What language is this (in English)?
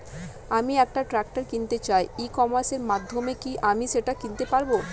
Bangla